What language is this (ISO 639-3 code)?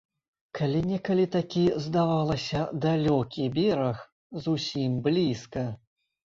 bel